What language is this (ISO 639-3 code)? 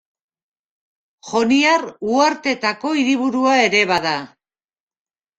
eus